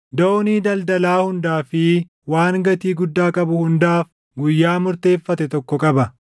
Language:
Oromo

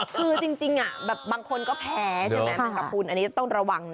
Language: Thai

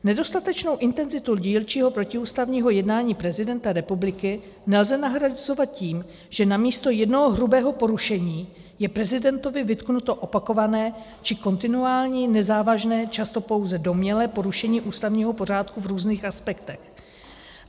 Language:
Czech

